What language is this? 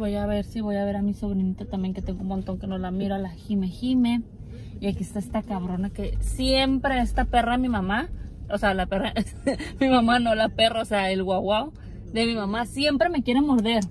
Spanish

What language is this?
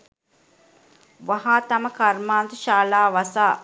Sinhala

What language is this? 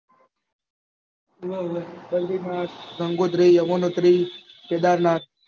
Gujarati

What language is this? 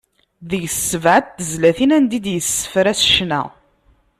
Kabyle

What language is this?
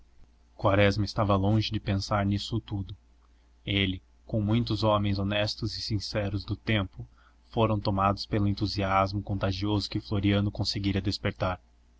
Portuguese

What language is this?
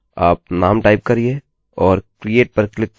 Hindi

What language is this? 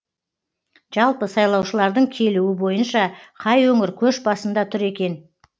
Kazakh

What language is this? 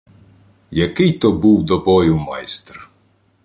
Ukrainian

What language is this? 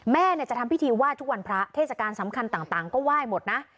Thai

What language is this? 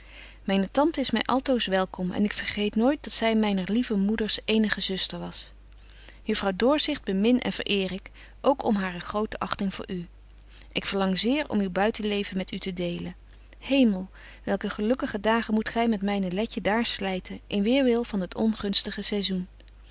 Dutch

